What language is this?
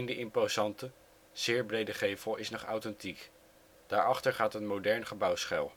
Dutch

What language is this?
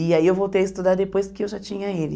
Portuguese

